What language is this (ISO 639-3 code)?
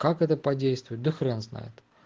rus